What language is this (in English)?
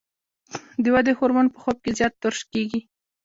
Pashto